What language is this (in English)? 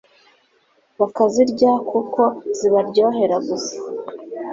Kinyarwanda